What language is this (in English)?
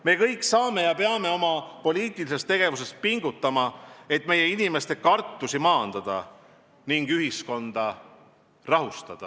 Estonian